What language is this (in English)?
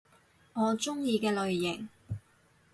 Cantonese